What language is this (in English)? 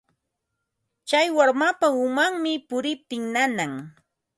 Ambo-Pasco Quechua